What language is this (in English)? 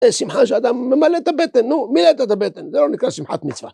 Hebrew